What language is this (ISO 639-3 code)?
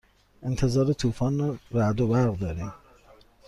fas